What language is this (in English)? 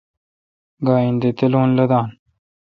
Kalkoti